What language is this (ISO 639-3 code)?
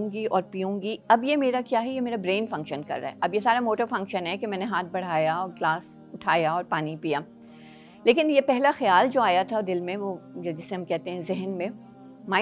urd